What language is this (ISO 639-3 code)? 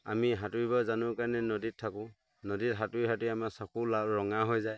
asm